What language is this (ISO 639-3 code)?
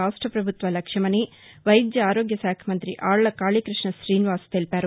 tel